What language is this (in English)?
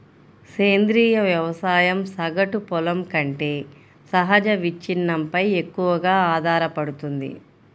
Telugu